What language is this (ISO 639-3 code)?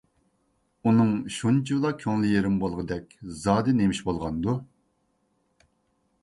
uig